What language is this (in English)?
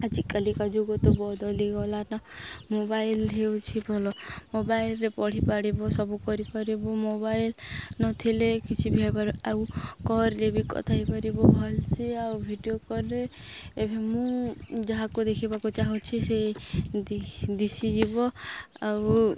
Odia